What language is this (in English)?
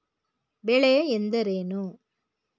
Kannada